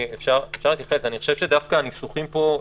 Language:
Hebrew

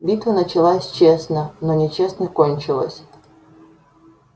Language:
Russian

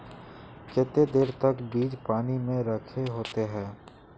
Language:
Magahi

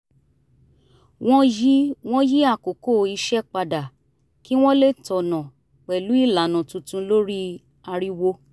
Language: Yoruba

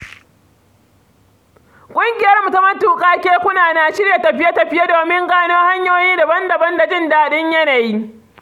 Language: Hausa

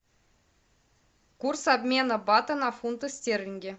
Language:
Russian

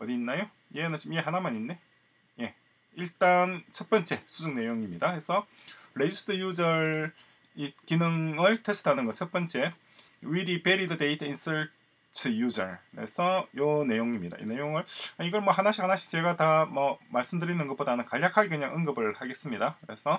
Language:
Korean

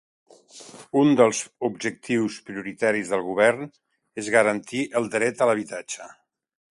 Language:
Catalan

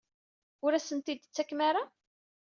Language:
Kabyle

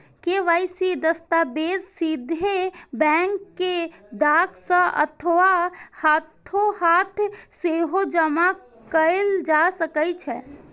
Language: Maithili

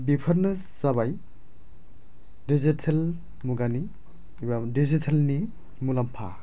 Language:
Bodo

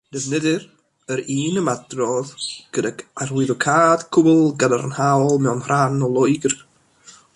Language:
Welsh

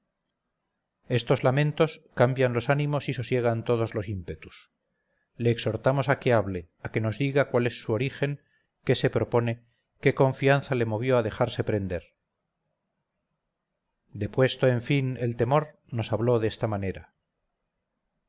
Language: Spanish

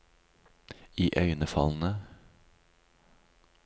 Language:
Norwegian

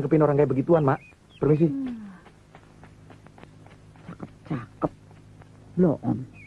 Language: Indonesian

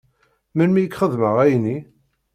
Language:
Kabyle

